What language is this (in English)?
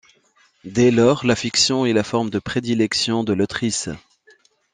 French